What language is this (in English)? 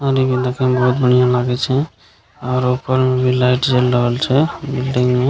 Maithili